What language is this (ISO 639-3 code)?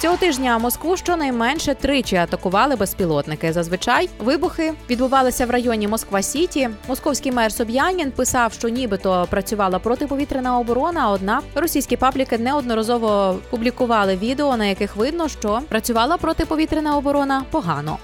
ukr